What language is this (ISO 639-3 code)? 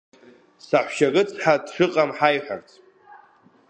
abk